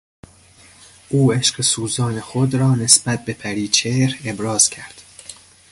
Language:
Persian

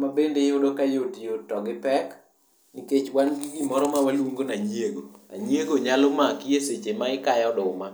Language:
Luo (Kenya and Tanzania)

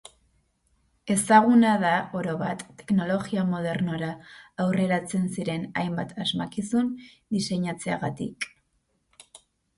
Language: Basque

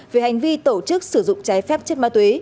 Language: Vietnamese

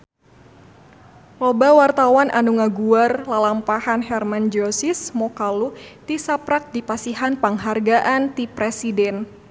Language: Sundanese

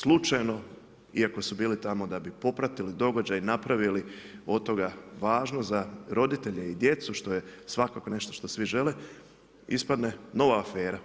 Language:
Croatian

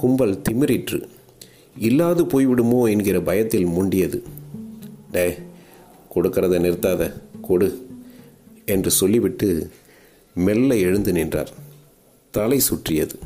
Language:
Tamil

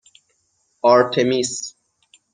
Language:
Persian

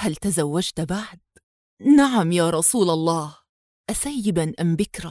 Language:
Arabic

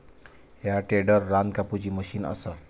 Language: Marathi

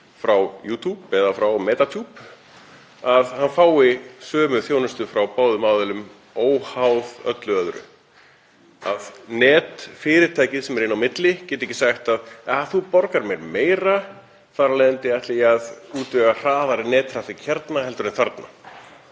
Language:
Icelandic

